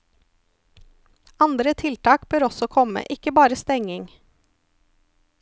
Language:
Norwegian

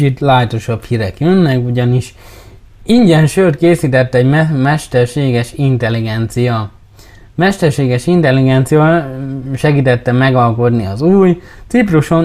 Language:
Hungarian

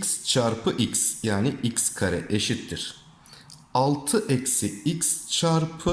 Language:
Turkish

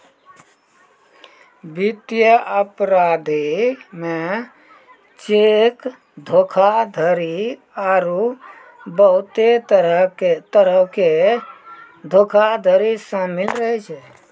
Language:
Maithili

